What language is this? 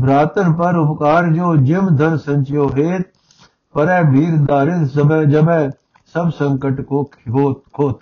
Punjabi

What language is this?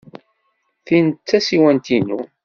Kabyle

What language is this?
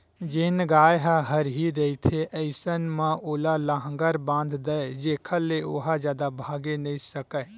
Chhattisgarhi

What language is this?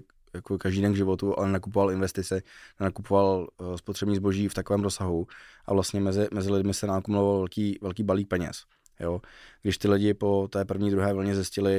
Czech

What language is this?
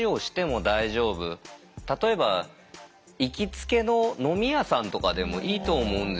Japanese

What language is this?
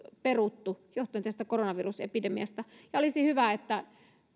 Finnish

